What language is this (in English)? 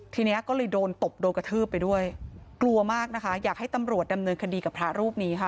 Thai